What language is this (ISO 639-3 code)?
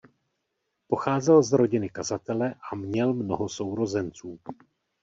ces